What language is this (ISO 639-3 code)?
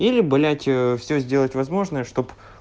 rus